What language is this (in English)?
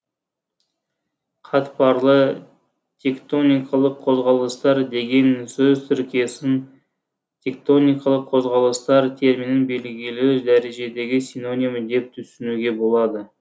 Kazakh